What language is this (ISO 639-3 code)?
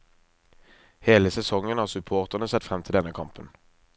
nor